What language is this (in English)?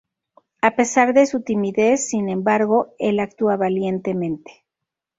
Spanish